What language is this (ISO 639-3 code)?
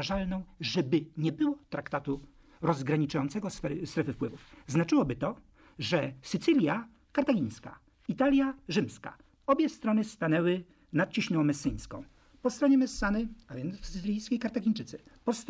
pol